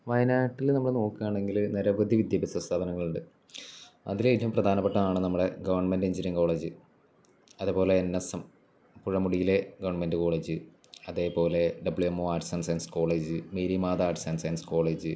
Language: Malayalam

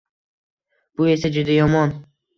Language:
Uzbek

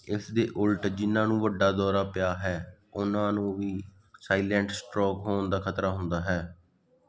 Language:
Punjabi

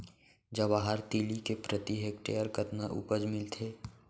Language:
Chhattisgarhi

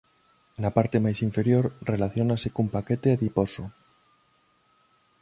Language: Galician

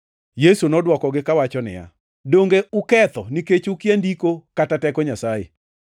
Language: Luo (Kenya and Tanzania)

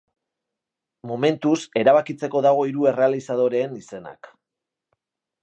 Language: Basque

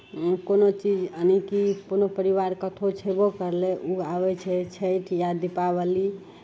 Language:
Maithili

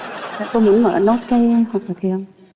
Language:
Vietnamese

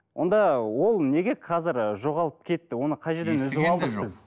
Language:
Kazakh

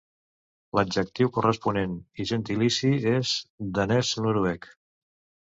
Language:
Catalan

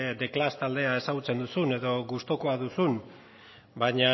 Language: Basque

